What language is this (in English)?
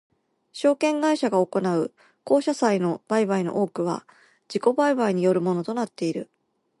Japanese